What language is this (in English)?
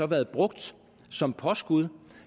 Danish